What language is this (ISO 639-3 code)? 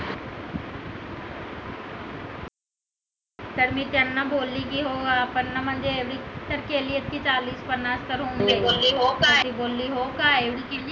mar